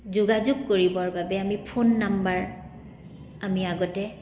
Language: Assamese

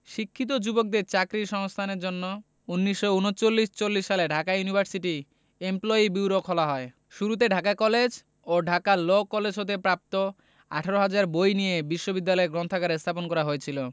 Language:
Bangla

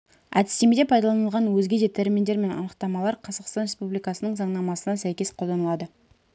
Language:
Kazakh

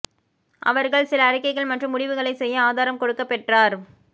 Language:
Tamil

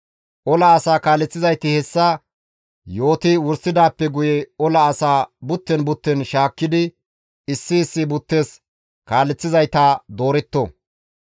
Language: Gamo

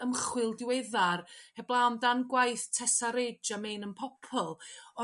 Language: Welsh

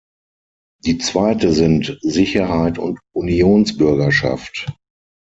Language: German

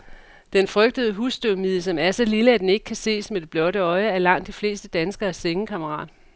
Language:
Danish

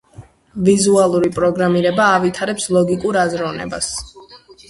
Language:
Georgian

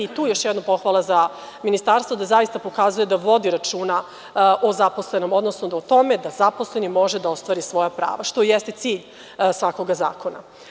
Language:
Serbian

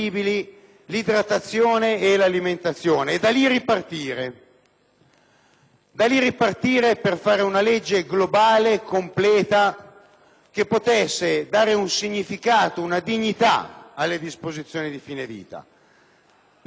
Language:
Italian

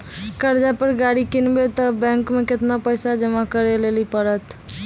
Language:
Maithili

